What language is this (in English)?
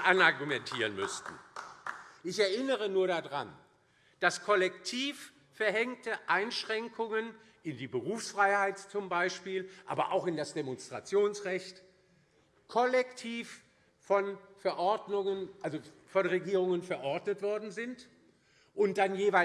German